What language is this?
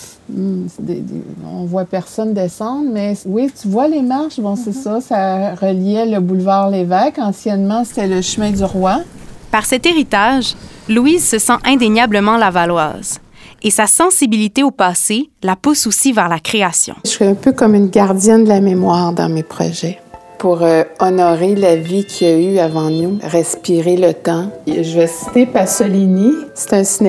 French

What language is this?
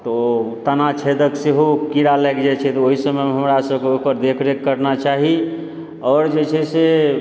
Maithili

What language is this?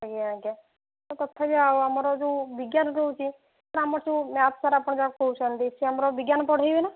Odia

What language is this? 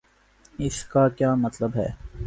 Urdu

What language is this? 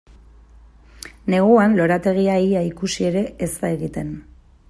Basque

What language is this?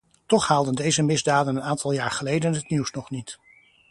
Dutch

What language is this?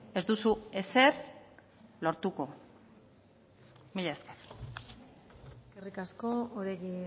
Basque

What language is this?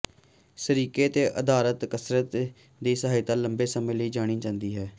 Punjabi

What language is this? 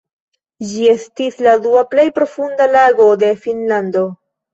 Esperanto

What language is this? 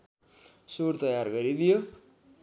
Nepali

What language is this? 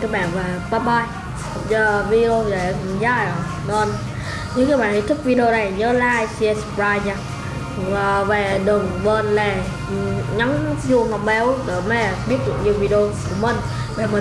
Vietnamese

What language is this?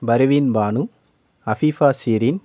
Tamil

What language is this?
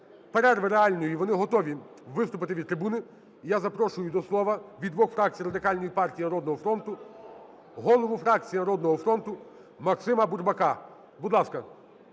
Ukrainian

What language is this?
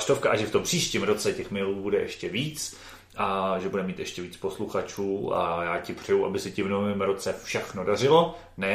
Czech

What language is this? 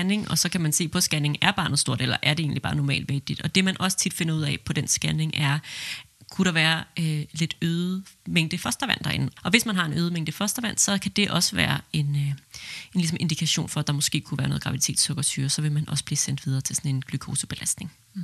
Danish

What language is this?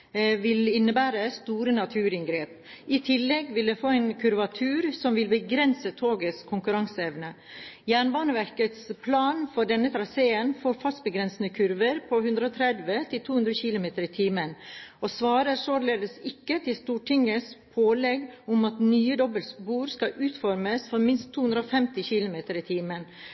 Norwegian Bokmål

